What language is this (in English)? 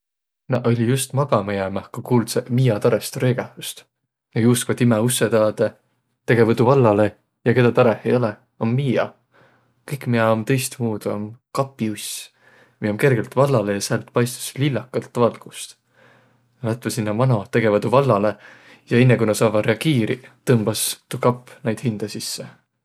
Võro